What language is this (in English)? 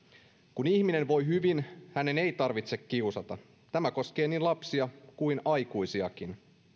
Finnish